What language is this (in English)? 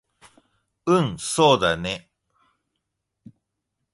Japanese